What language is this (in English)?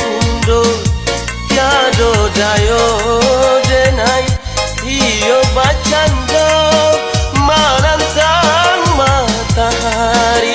Indonesian